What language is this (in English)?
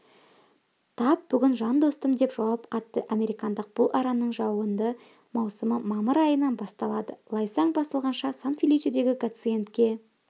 Kazakh